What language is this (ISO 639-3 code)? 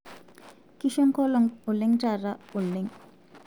mas